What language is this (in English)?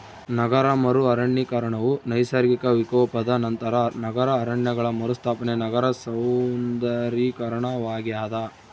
Kannada